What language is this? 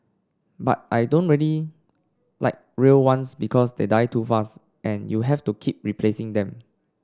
English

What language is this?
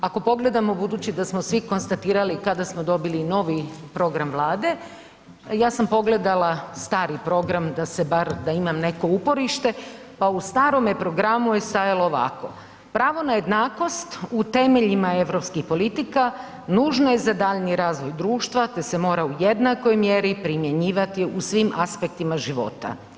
Croatian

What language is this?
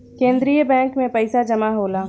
Bhojpuri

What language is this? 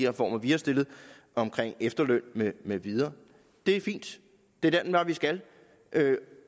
Danish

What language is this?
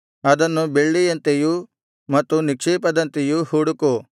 Kannada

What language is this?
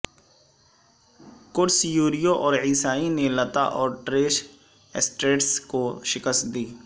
Urdu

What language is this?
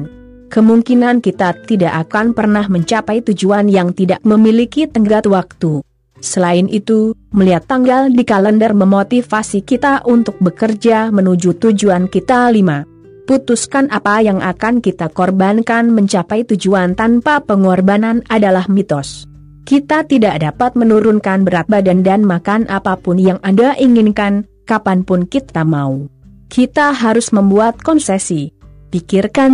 Indonesian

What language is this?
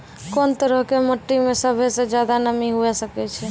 Maithili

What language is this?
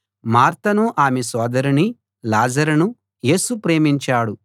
Telugu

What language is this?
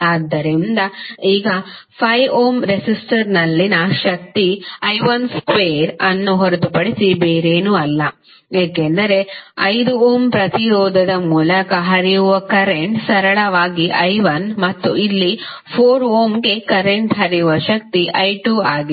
Kannada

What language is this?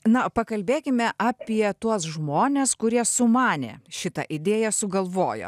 Lithuanian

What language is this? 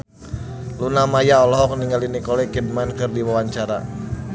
Sundanese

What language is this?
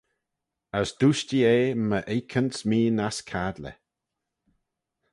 Manx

